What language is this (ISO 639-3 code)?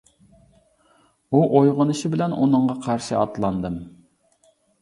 uig